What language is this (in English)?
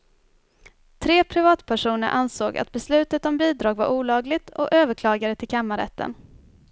Swedish